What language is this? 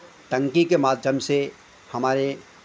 Hindi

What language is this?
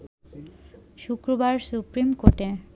Bangla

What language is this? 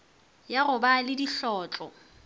Northern Sotho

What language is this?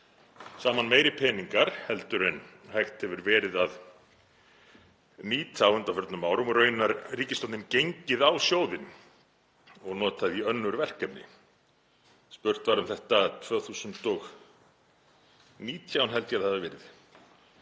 Icelandic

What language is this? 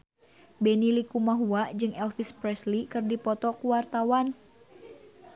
Sundanese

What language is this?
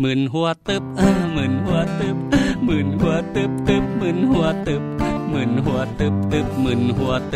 Thai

